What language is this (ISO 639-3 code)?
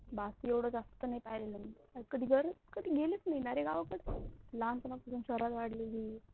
mar